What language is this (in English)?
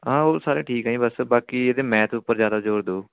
Punjabi